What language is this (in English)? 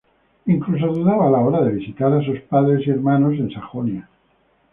Spanish